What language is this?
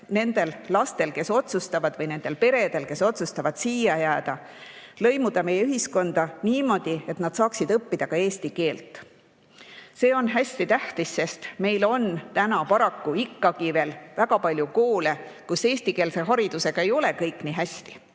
Estonian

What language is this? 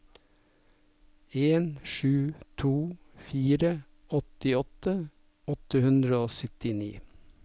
Norwegian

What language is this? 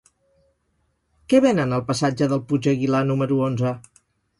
Catalan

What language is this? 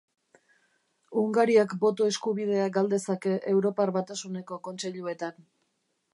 Basque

